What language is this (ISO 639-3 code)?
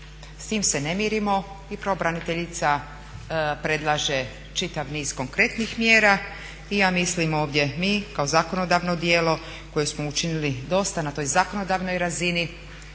hrv